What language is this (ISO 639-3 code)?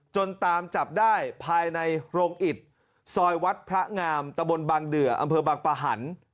tha